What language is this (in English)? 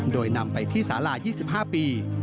Thai